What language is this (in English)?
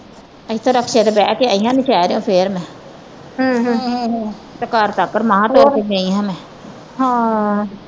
Punjabi